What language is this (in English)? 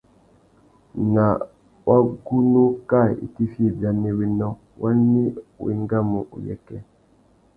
Tuki